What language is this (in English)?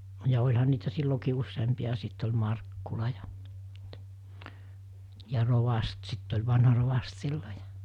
Finnish